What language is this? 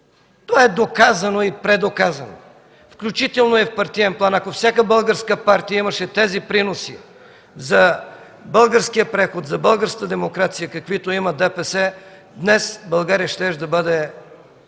Bulgarian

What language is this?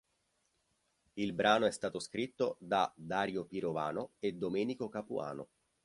Italian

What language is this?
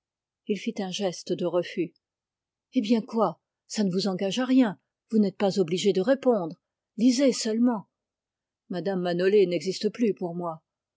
French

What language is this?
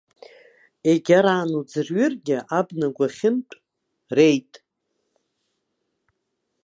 Abkhazian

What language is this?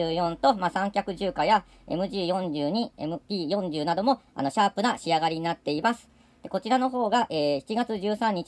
Japanese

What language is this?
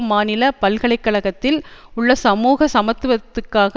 Tamil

